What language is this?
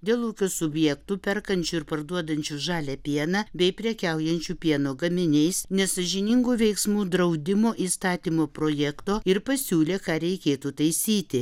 Lithuanian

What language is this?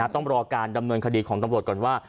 Thai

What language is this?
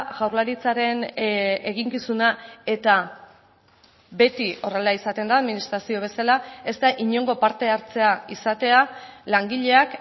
Basque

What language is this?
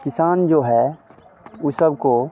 Hindi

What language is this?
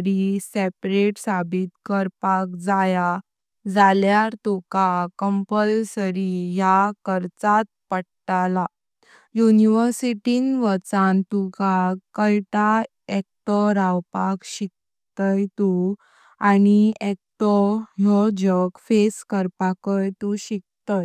Konkani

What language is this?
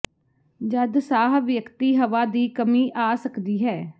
Punjabi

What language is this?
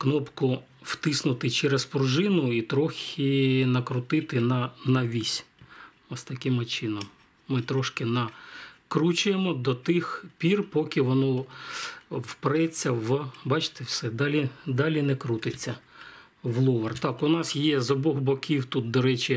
Ukrainian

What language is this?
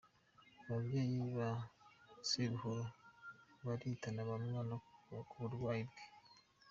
Kinyarwanda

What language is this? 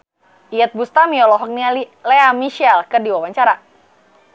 Sundanese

